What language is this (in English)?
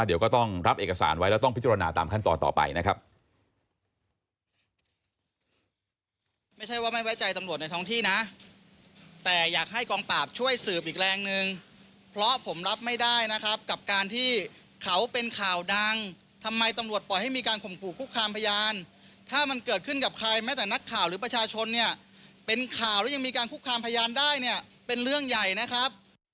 Thai